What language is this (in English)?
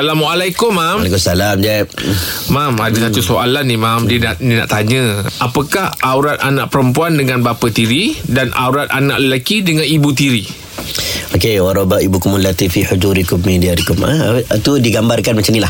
Malay